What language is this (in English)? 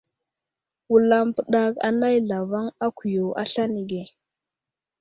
Wuzlam